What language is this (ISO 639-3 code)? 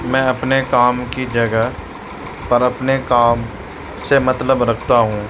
urd